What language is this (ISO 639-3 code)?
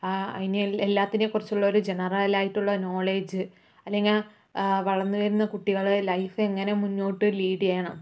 mal